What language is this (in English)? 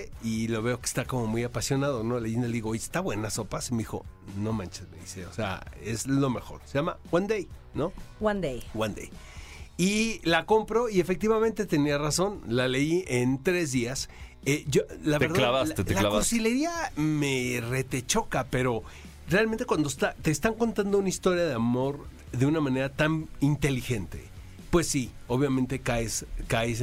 Spanish